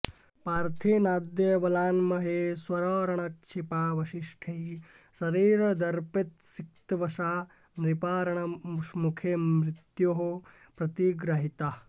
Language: Sanskrit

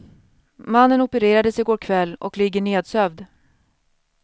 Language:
Swedish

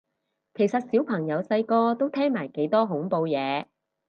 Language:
Cantonese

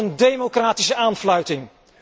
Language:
Dutch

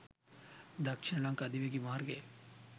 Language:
Sinhala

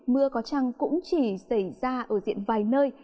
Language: Vietnamese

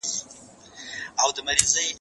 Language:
Pashto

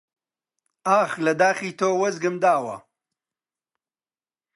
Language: Central Kurdish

